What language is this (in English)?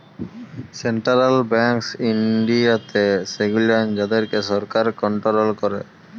Bangla